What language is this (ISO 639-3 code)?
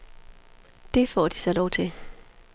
dan